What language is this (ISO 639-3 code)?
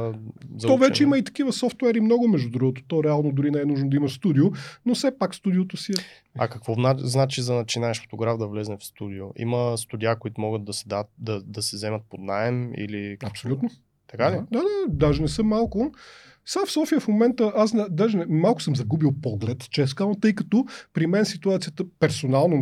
bul